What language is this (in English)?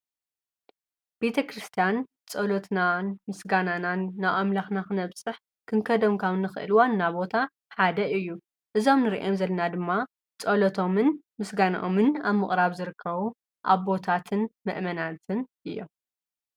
Tigrinya